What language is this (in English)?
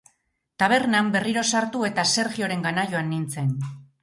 Basque